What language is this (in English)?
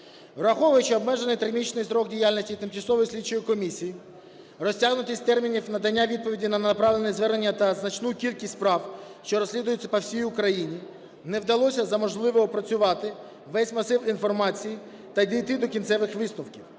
Ukrainian